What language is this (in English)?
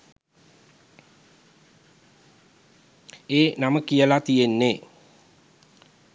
Sinhala